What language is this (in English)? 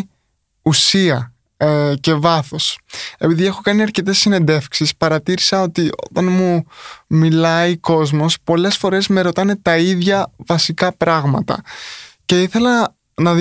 Greek